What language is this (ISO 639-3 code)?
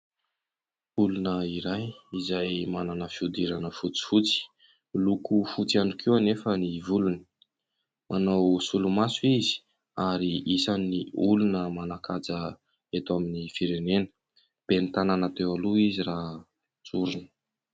mlg